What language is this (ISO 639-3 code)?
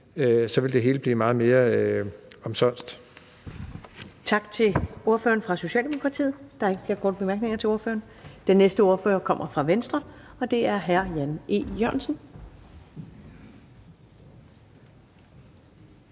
dan